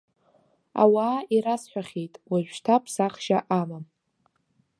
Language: Abkhazian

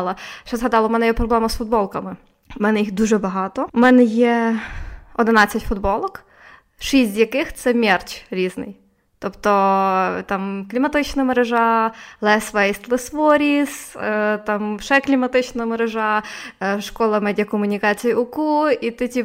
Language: Ukrainian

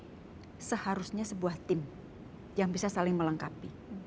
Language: Indonesian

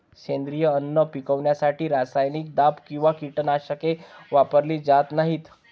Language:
Marathi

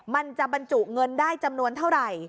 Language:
Thai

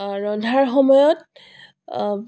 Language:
Assamese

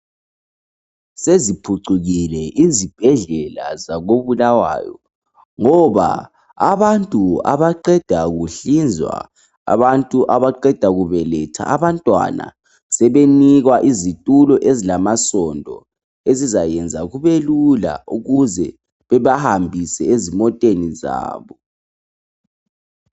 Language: North Ndebele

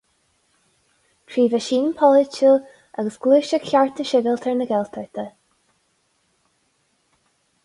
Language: Irish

